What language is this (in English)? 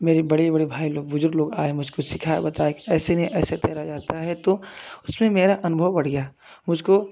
Hindi